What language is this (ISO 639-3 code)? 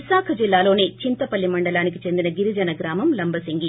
tel